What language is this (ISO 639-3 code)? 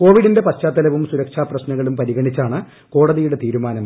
mal